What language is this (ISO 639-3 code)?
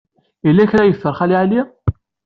kab